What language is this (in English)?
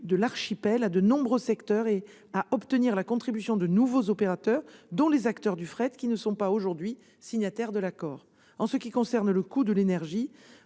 French